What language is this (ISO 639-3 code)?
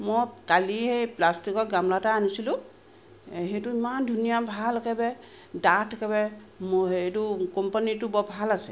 asm